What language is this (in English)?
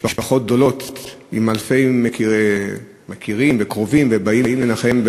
Hebrew